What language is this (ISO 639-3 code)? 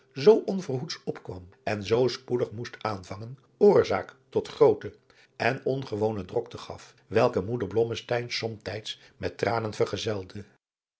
nld